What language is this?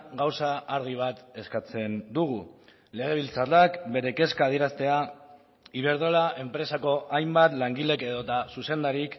Basque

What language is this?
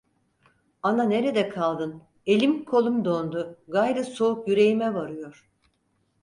Turkish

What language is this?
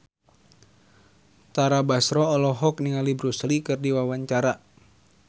Sundanese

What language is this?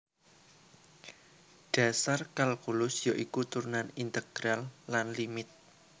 Javanese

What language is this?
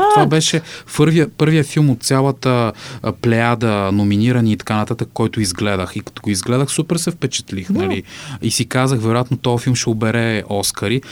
Bulgarian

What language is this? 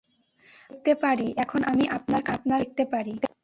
Bangla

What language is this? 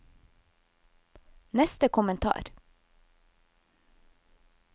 Norwegian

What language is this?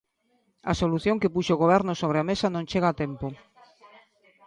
Galician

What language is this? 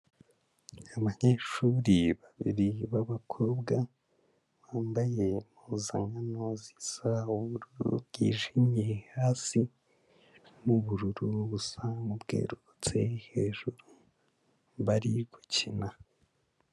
Kinyarwanda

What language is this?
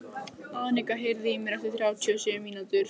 Icelandic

